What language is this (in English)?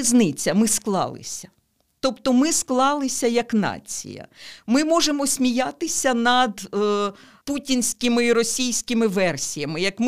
Ukrainian